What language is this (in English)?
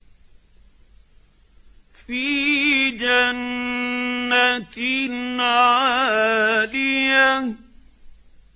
Arabic